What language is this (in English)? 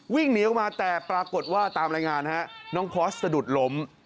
Thai